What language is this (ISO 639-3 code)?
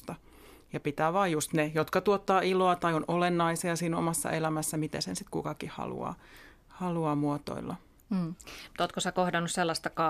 fin